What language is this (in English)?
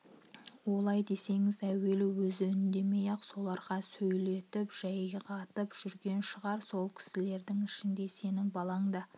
Kazakh